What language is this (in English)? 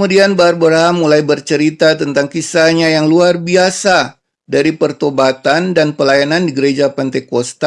Indonesian